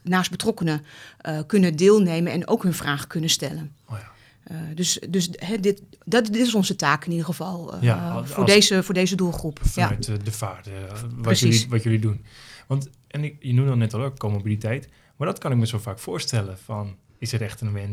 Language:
Dutch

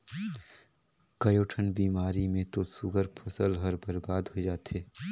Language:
Chhattisgarhi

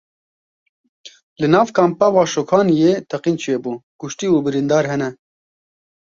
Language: Kurdish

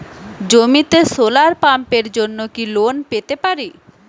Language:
Bangla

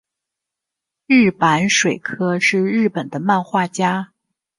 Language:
Chinese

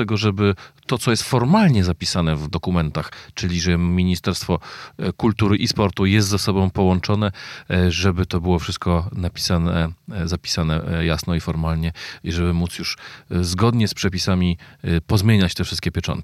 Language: Polish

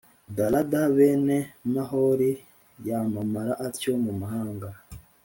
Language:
Kinyarwanda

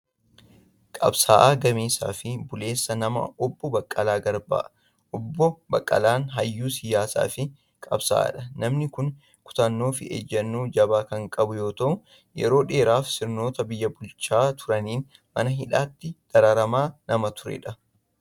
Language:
Oromo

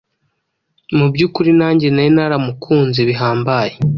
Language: Kinyarwanda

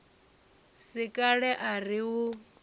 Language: Venda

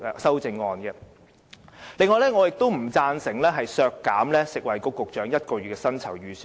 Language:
Cantonese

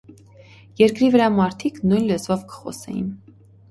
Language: Armenian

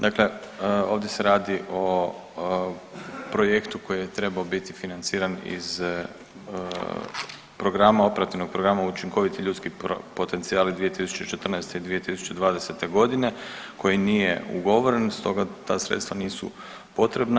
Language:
Croatian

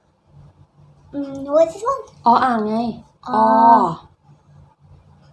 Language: Thai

